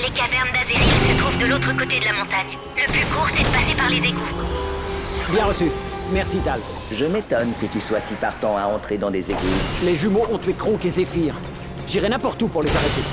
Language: French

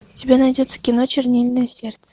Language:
Russian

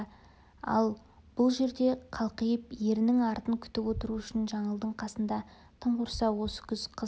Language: Kazakh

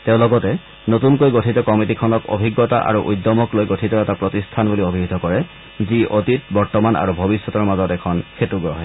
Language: Assamese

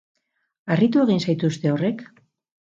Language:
Basque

